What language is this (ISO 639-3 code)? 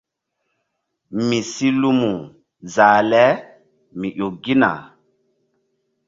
mdd